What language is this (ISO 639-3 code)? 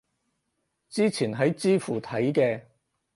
yue